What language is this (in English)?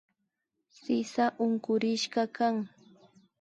Imbabura Highland Quichua